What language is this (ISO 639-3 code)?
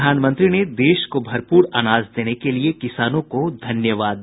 hin